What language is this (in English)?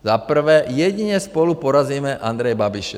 Czech